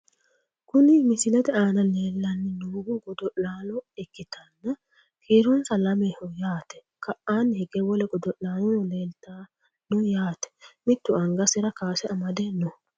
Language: Sidamo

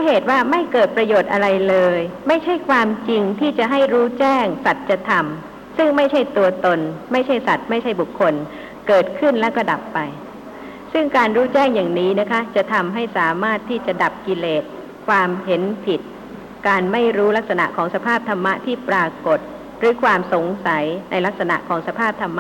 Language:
Thai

